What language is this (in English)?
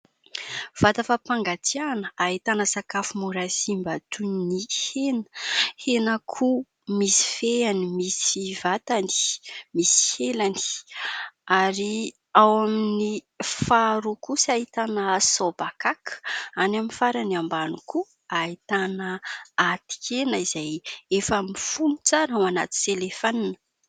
Malagasy